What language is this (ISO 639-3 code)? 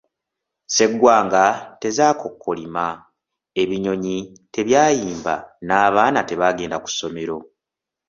lug